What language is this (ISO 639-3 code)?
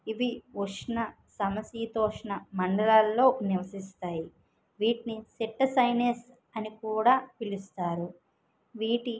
tel